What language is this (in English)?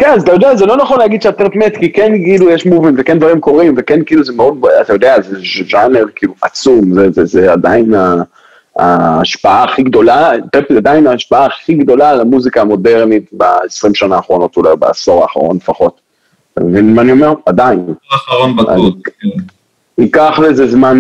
Hebrew